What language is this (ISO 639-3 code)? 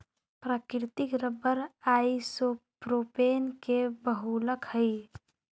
mag